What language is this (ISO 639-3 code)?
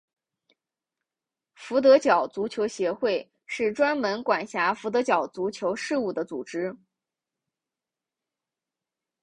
zho